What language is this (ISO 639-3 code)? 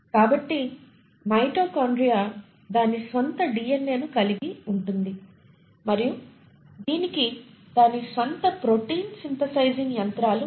tel